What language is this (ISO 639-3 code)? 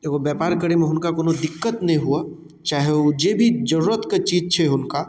mai